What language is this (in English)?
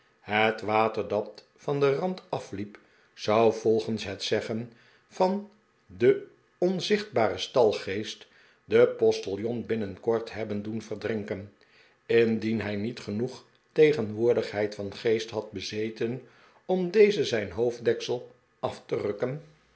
Dutch